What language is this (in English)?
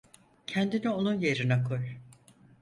Turkish